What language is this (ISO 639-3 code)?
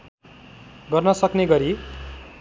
nep